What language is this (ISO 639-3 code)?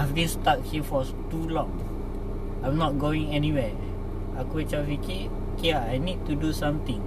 msa